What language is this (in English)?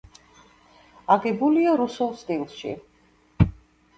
Georgian